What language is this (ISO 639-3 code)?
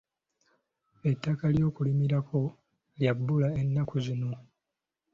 lug